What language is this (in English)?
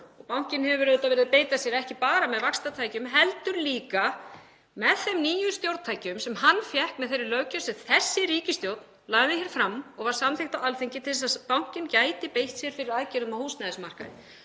Icelandic